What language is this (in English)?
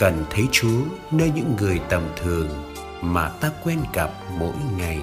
Vietnamese